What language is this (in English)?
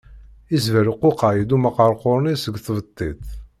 Kabyle